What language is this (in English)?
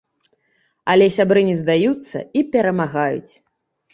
Belarusian